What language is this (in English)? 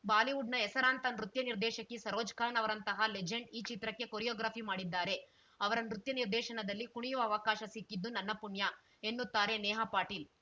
Kannada